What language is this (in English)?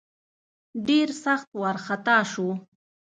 Pashto